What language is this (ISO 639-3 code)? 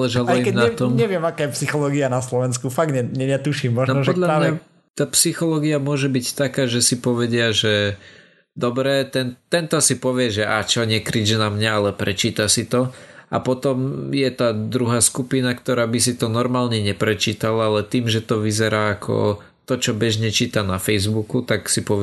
slk